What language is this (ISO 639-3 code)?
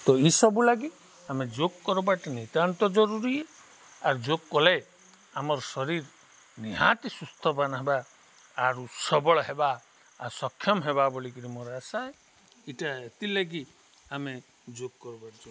ori